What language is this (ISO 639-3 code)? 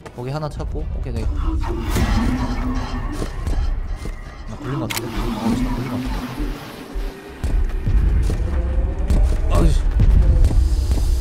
kor